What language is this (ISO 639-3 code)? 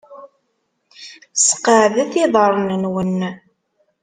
kab